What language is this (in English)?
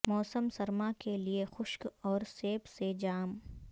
Urdu